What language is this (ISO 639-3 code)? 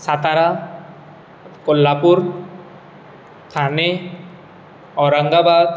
kok